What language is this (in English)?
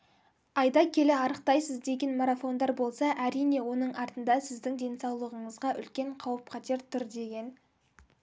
Kazakh